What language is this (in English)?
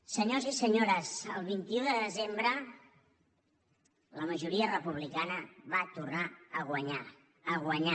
Catalan